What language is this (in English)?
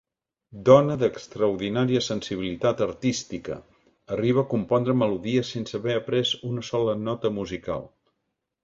Catalan